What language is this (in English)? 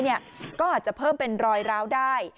Thai